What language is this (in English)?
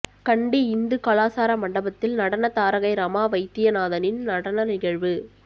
Tamil